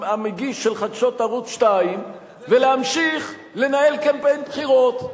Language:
Hebrew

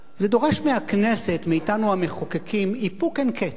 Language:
Hebrew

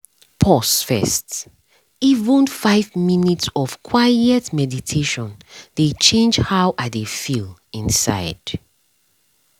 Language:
Nigerian Pidgin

